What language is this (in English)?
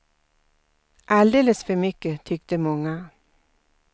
Swedish